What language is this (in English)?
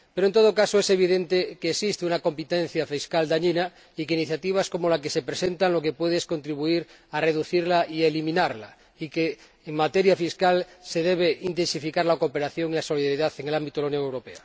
Spanish